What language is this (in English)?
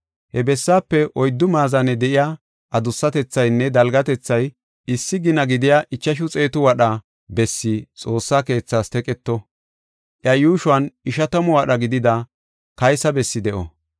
Gofa